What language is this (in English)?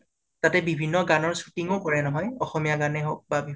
Assamese